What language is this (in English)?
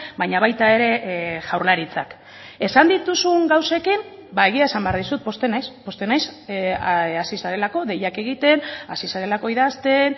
Basque